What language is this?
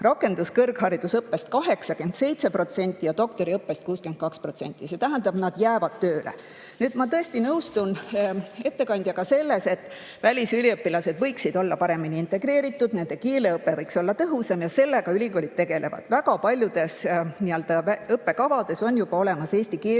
Estonian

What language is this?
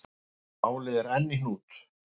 Icelandic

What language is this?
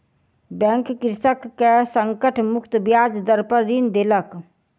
Maithili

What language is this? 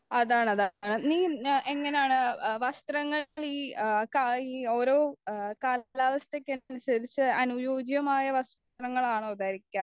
Malayalam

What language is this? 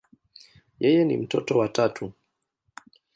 Swahili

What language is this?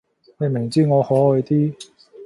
Cantonese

